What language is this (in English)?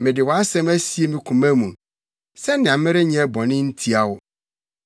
Akan